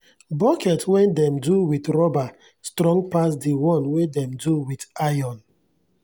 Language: Nigerian Pidgin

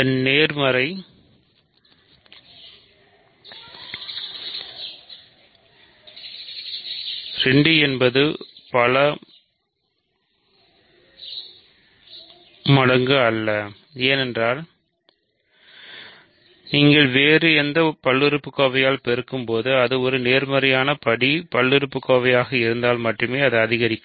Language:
Tamil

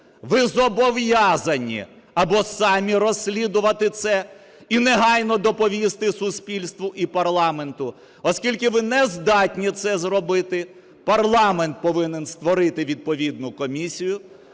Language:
Ukrainian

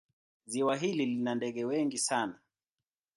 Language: Swahili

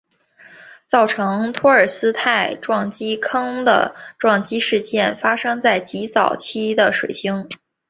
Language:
Chinese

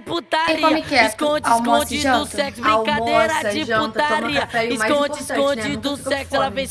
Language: Portuguese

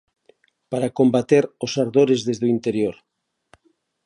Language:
Galician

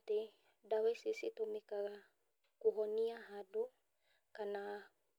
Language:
Kikuyu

